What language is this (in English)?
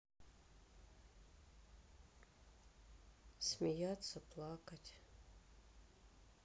Russian